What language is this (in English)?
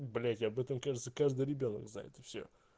Russian